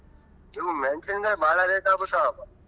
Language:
Kannada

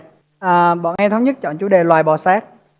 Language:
Vietnamese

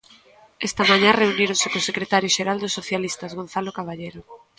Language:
Galician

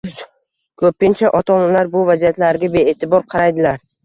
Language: Uzbek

